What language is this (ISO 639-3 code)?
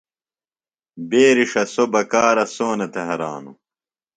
phl